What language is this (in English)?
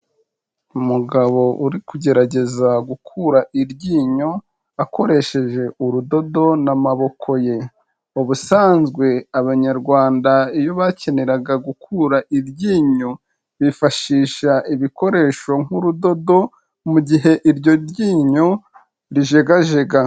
Kinyarwanda